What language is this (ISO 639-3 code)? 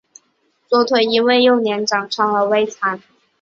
zho